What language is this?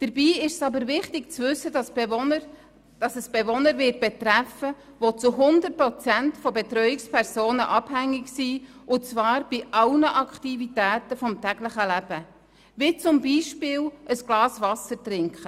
Swiss German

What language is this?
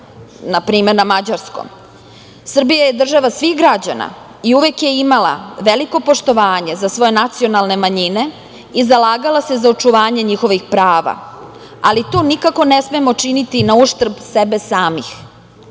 Serbian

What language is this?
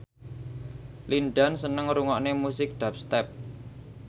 Javanese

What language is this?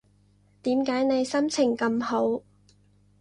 Cantonese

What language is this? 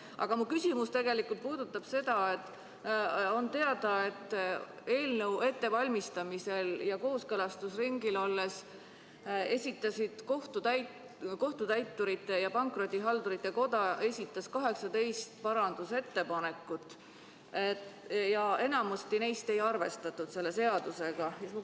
Estonian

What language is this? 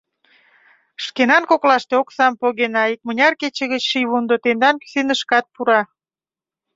Mari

